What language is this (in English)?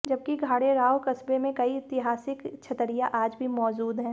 Hindi